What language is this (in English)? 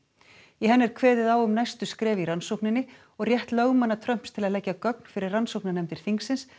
Icelandic